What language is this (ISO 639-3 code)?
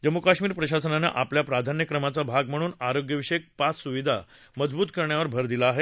mar